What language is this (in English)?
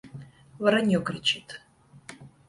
Russian